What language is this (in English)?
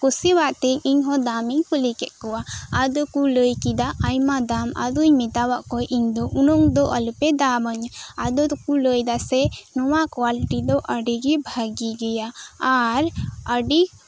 Santali